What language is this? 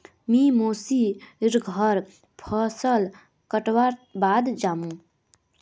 Magahi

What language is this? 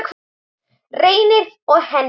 Icelandic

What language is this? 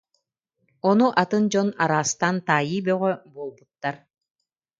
Yakut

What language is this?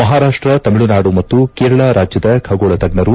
Kannada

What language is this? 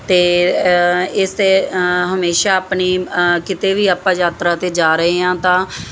Punjabi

